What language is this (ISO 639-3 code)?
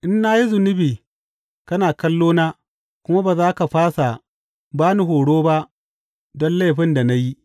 hau